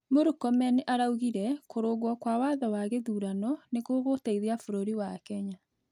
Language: Kikuyu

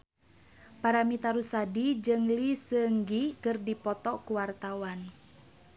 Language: Sundanese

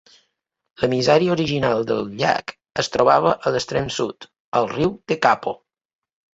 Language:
Catalan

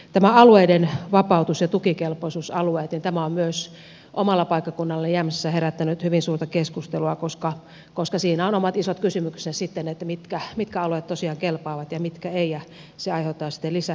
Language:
Finnish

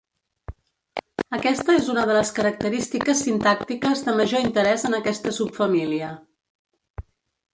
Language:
Catalan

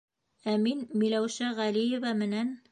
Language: Bashkir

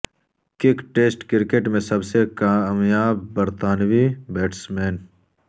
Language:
Urdu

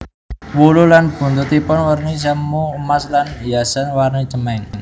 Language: Javanese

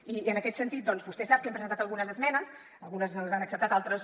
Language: Catalan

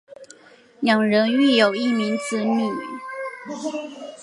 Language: Chinese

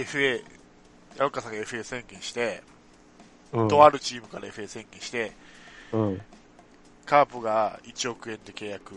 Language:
Japanese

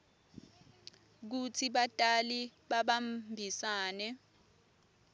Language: Swati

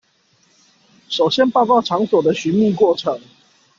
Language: Chinese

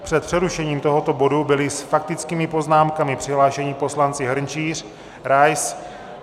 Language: Czech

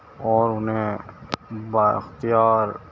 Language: Urdu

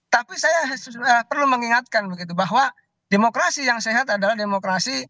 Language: Indonesian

